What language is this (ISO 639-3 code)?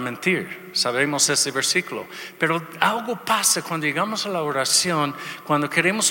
spa